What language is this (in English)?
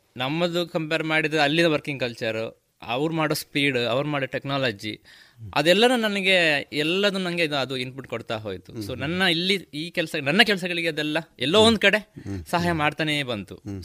Kannada